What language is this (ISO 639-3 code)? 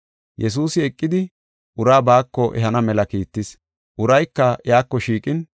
gof